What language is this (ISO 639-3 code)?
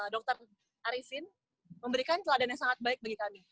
ind